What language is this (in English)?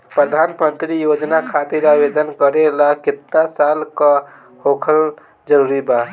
Bhojpuri